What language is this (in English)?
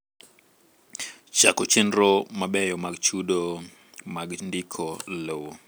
Luo (Kenya and Tanzania)